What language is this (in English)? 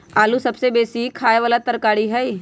Magahi